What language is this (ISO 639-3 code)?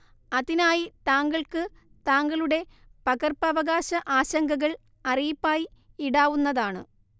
mal